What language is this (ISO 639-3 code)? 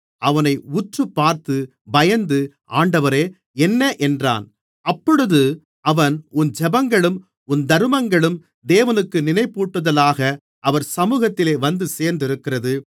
tam